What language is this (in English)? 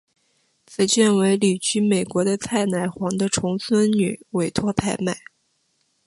Chinese